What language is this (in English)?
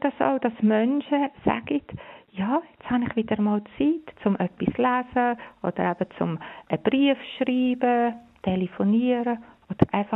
German